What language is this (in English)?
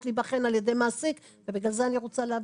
Hebrew